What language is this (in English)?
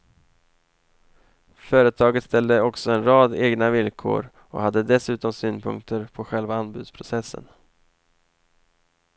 Swedish